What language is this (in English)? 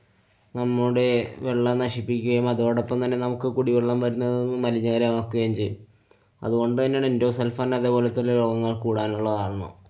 Malayalam